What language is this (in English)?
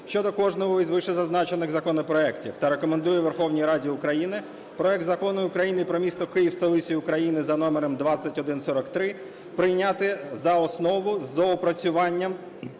Ukrainian